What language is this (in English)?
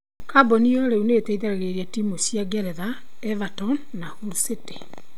Kikuyu